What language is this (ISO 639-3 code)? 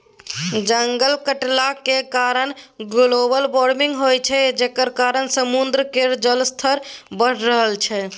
mai